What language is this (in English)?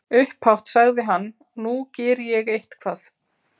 Icelandic